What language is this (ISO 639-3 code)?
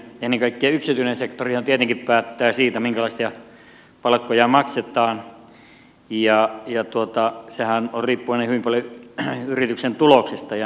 fin